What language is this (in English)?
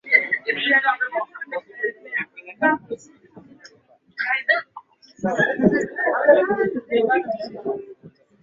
Swahili